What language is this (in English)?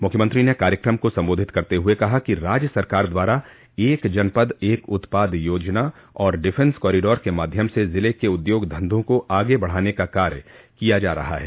Hindi